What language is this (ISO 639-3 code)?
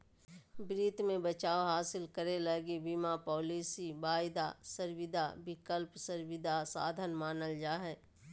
mag